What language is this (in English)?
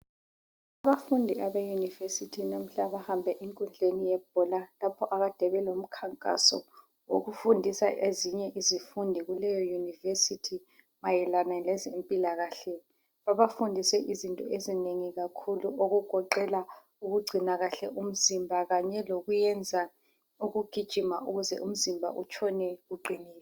North Ndebele